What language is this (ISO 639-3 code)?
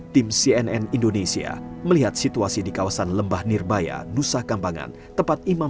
ind